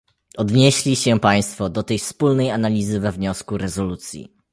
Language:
Polish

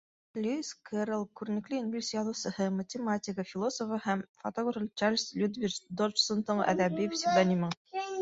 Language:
Bashkir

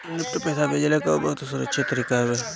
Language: Bhojpuri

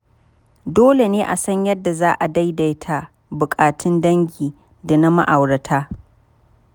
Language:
Hausa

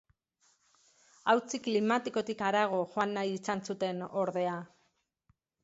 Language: Basque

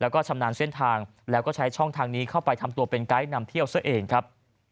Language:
Thai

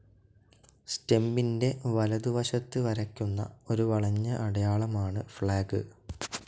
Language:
Malayalam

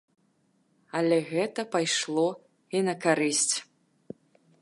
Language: Belarusian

